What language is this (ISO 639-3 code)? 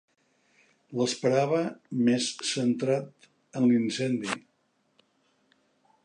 cat